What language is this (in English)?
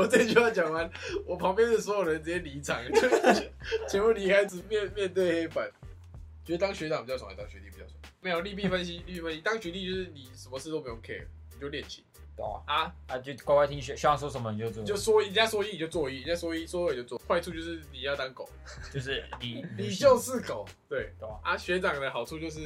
Chinese